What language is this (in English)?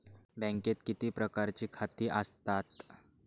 Marathi